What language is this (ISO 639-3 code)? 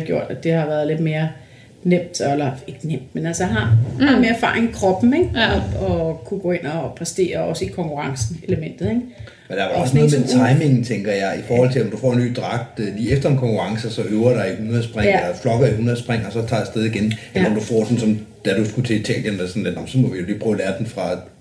dan